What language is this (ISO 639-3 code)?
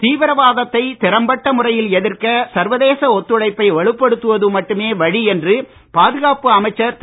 tam